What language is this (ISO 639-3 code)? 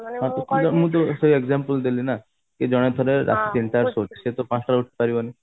ori